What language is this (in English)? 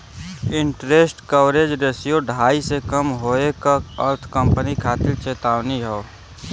Bhojpuri